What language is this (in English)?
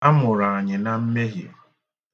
Igbo